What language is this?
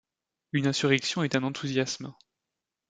French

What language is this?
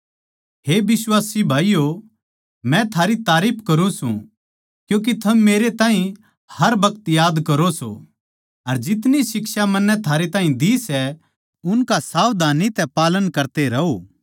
Haryanvi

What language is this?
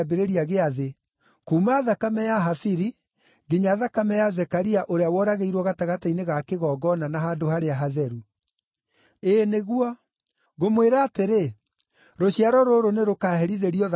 Kikuyu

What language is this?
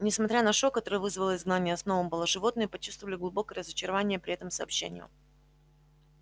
Russian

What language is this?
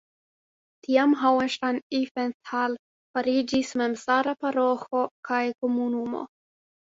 Esperanto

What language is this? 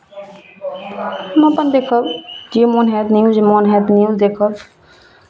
Maithili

